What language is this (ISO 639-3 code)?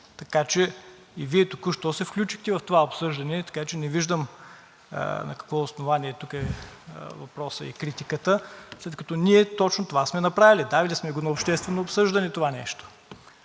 bul